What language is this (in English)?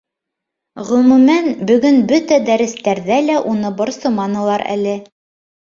Bashkir